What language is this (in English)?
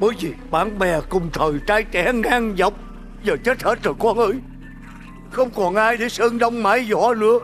Vietnamese